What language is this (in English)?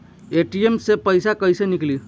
Bhojpuri